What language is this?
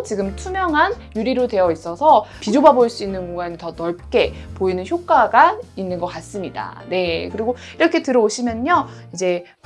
Korean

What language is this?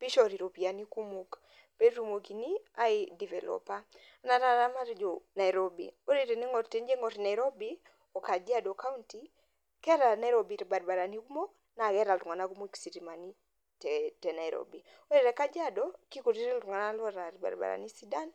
Masai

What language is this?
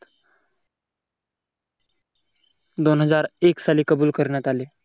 Marathi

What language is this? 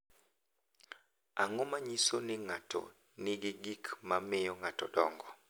Luo (Kenya and Tanzania)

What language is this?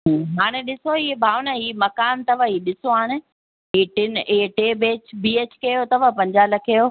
Sindhi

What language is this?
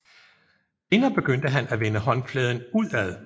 Danish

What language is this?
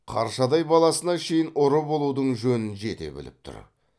Kazakh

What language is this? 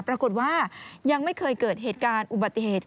Thai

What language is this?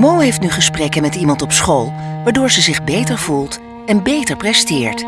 Dutch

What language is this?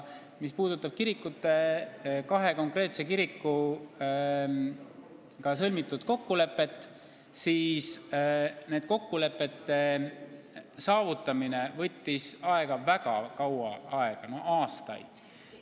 Estonian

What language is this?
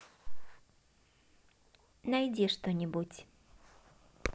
Russian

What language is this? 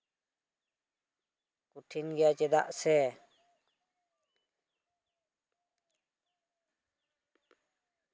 Santali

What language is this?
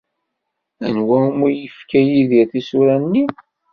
Kabyle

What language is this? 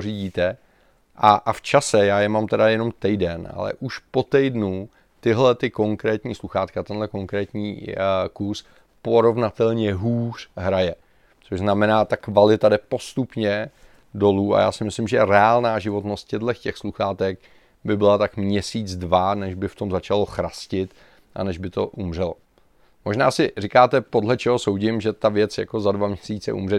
Czech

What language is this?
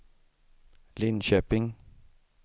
Swedish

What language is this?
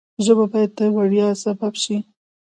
Pashto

